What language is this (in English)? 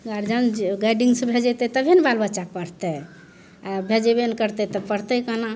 Maithili